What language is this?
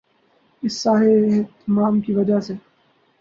Urdu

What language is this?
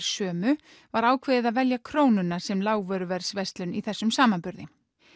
Icelandic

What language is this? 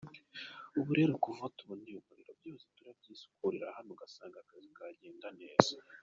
Kinyarwanda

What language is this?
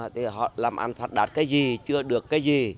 Vietnamese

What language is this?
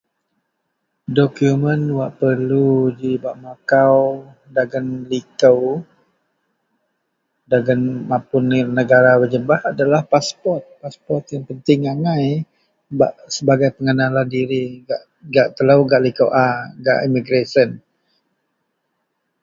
Central Melanau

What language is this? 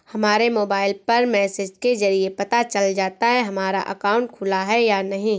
Hindi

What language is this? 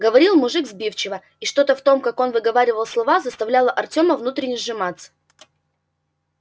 Russian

